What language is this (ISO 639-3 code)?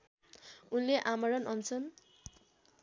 nep